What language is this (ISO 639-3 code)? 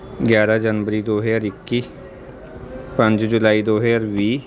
pan